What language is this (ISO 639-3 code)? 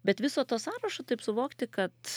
lit